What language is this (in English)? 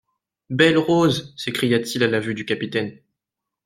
French